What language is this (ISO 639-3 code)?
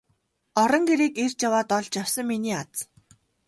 mon